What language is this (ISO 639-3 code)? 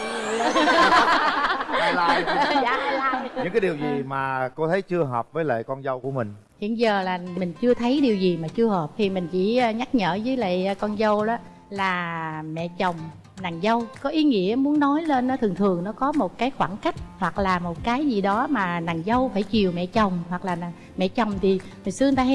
vie